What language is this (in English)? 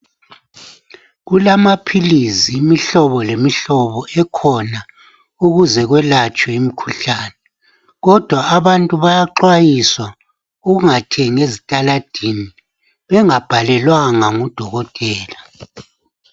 North Ndebele